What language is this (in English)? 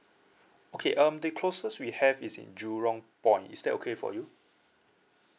English